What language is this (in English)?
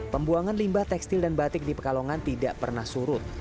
Indonesian